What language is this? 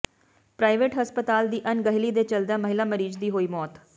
Punjabi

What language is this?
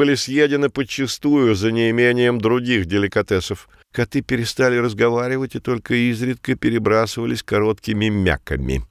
Russian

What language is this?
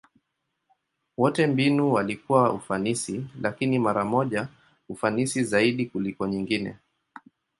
Swahili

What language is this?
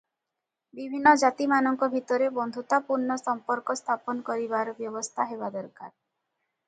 Odia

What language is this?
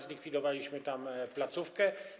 Polish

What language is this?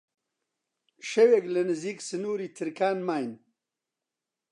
Central Kurdish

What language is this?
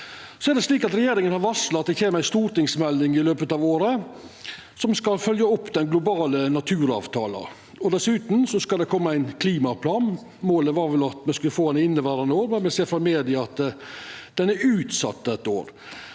Norwegian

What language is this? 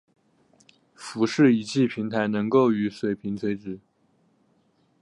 Chinese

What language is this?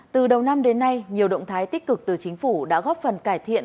Vietnamese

